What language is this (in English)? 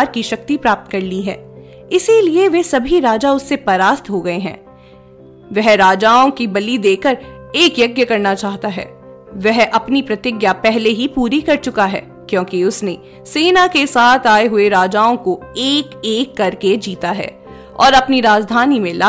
Hindi